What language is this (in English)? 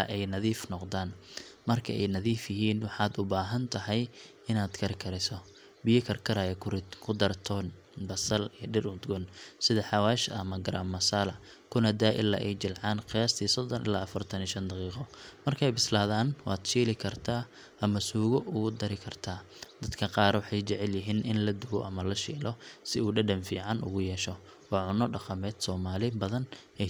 Somali